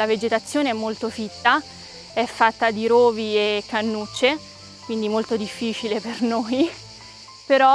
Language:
Italian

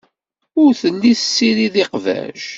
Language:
Kabyle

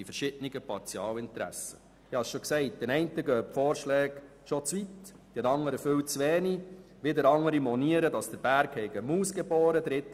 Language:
Swiss German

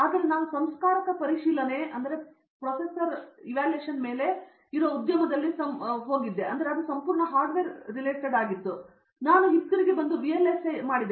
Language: Kannada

